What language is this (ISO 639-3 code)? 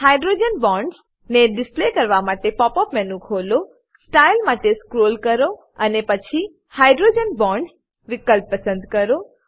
guj